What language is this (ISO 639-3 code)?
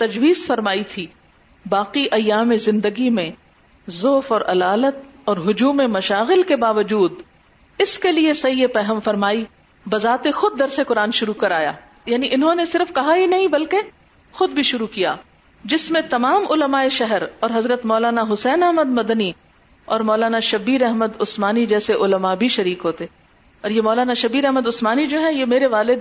urd